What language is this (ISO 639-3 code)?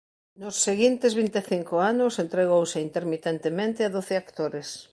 glg